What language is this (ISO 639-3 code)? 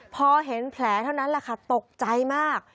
tha